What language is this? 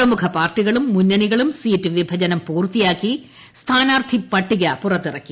Malayalam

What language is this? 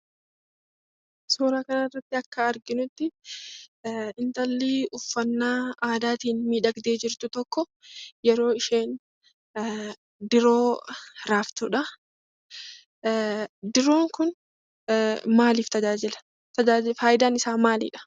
Oromo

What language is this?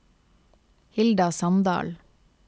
Norwegian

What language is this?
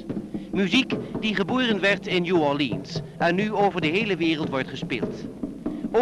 Dutch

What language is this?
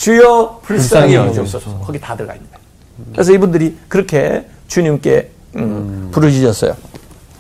Korean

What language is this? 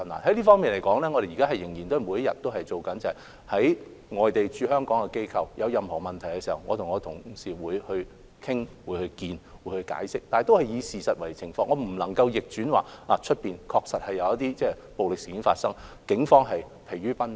Cantonese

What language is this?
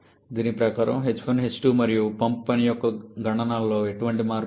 Telugu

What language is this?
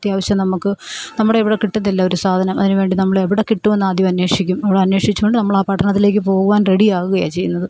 Malayalam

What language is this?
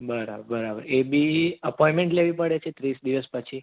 Gujarati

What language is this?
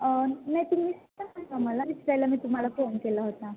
Marathi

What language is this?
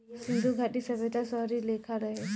Bhojpuri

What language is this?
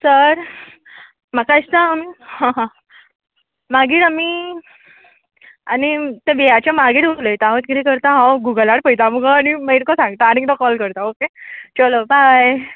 Konkani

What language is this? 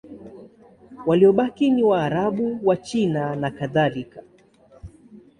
Swahili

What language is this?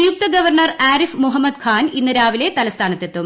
Malayalam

